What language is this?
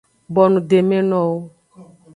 Aja (Benin)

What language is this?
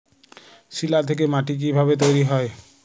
Bangla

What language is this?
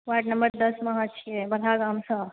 Maithili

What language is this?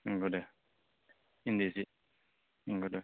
Bodo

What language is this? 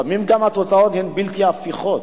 Hebrew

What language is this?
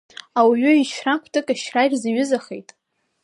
Abkhazian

